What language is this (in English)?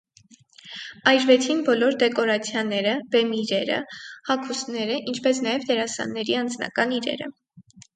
Armenian